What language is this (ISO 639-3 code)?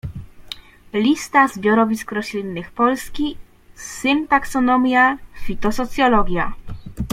pol